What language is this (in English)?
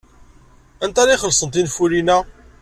Kabyle